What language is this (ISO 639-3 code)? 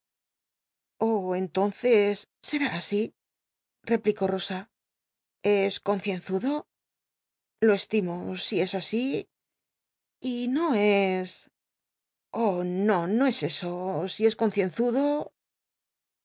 spa